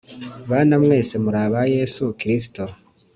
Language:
Kinyarwanda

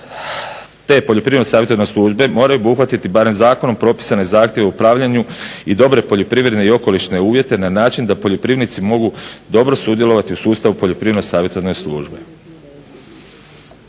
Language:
Croatian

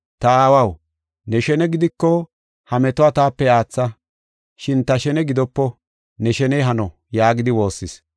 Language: Gofa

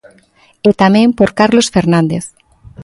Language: Galician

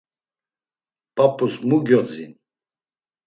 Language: Laz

